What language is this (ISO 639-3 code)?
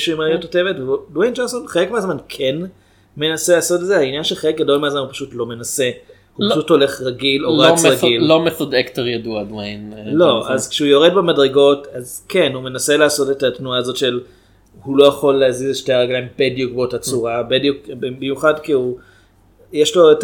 heb